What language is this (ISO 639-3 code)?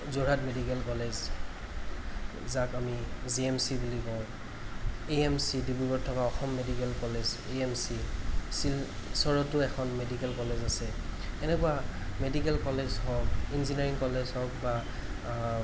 asm